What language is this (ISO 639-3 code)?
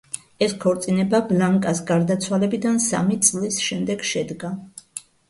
kat